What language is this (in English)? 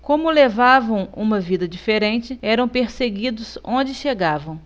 Portuguese